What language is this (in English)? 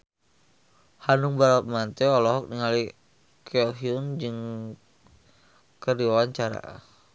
Sundanese